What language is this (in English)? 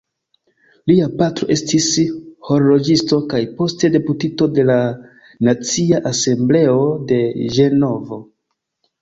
Esperanto